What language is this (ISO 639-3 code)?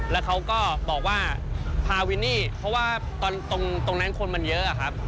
tha